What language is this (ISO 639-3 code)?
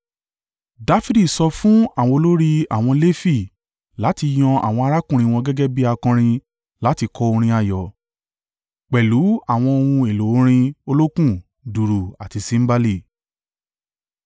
yor